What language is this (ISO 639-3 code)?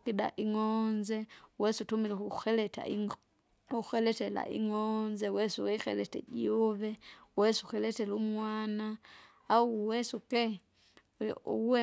zga